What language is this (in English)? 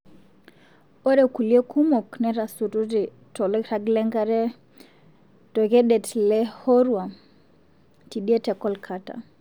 Masai